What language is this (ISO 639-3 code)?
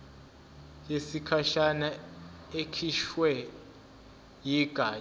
zul